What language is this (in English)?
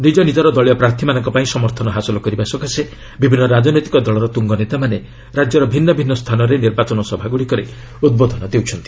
Odia